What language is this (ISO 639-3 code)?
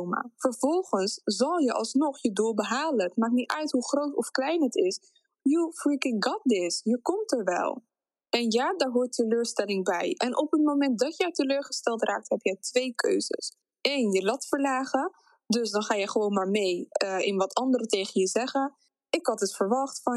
nld